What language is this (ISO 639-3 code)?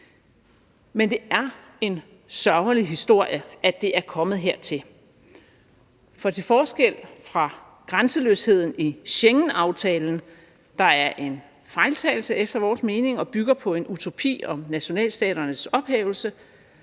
dan